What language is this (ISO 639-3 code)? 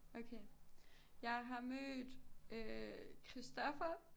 dan